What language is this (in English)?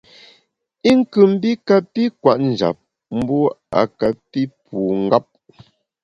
Bamun